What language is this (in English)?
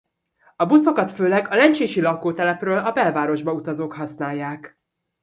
Hungarian